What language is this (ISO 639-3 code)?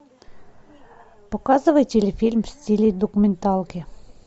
rus